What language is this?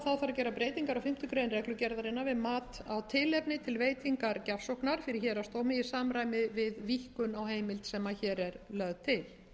Icelandic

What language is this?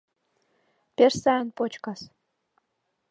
Mari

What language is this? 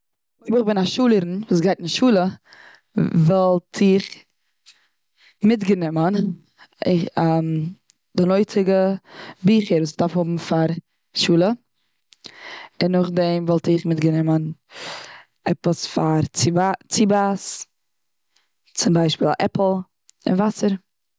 Yiddish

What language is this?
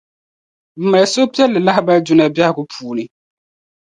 Dagbani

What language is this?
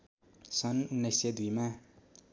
Nepali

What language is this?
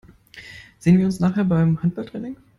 German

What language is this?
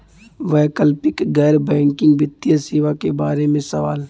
Bhojpuri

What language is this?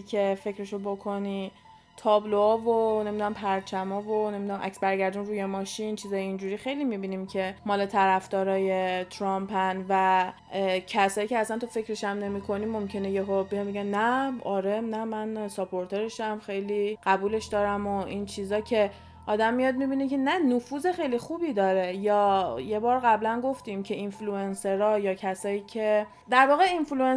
Persian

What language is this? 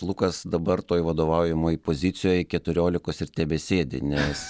Lithuanian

